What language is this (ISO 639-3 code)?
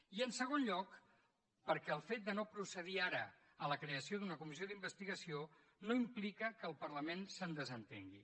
cat